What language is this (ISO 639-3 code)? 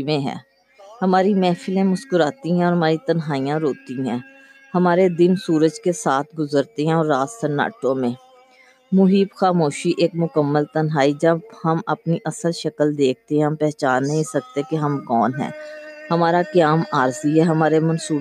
urd